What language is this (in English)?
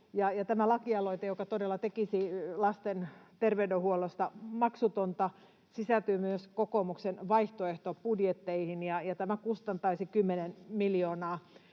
Finnish